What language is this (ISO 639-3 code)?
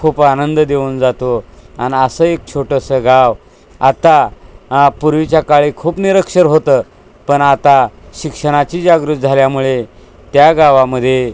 mar